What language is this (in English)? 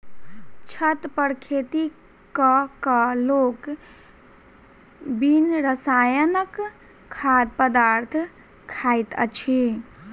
Maithili